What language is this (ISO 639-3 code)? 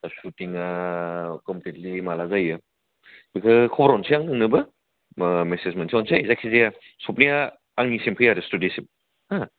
brx